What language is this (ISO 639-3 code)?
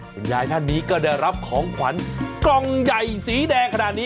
tha